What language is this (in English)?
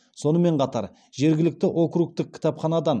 Kazakh